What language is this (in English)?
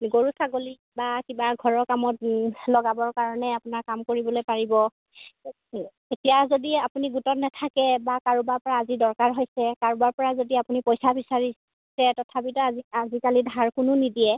Assamese